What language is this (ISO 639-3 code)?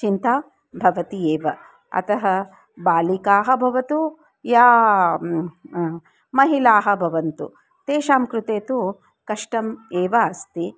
san